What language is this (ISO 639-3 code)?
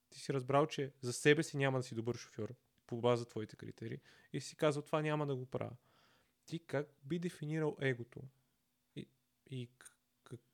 bul